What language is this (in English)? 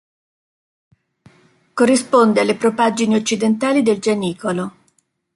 Italian